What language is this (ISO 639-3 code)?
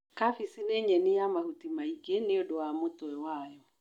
kik